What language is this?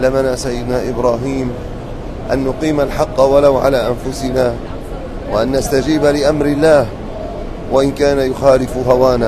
Arabic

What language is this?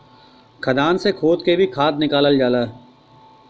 Bhojpuri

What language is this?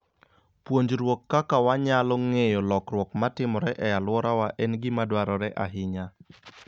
Luo (Kenya and Tanzania)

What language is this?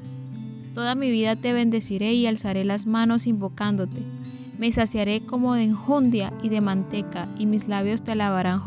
Spanish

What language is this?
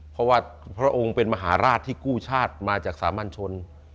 Thai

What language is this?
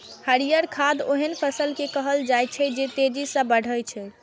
Maithili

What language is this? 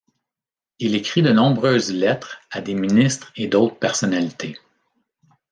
French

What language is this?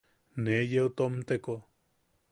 Yaqui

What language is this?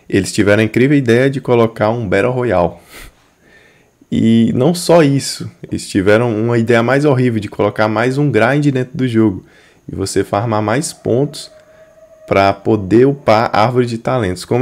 Portuguese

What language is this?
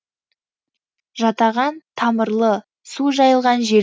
Kazakh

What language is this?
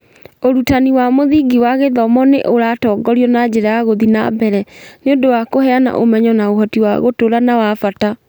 Kikuyu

